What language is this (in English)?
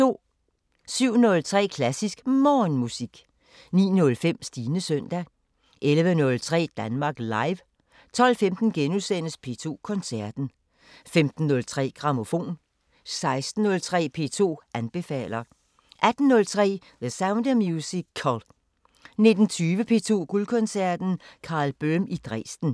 Danish